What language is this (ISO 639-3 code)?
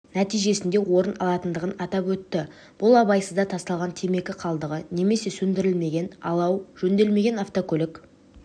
kaz